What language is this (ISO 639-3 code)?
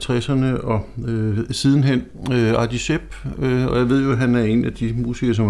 dan